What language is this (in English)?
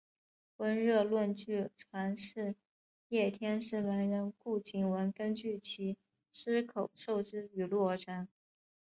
Chinese